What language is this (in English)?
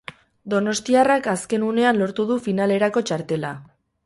Basque